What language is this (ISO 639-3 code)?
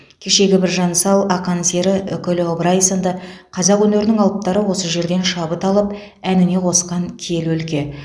kaz